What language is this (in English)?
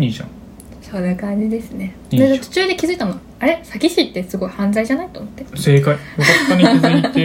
Japanese